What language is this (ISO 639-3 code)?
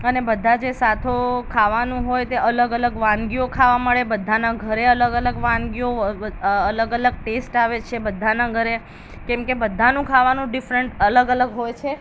guj